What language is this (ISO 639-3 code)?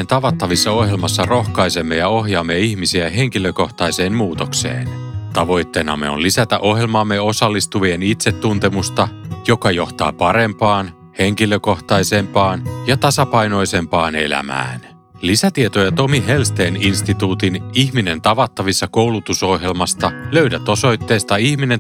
fin